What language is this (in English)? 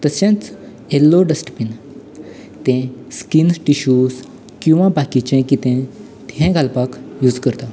Konkani